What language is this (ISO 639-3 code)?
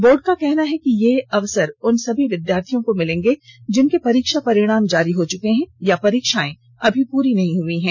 hin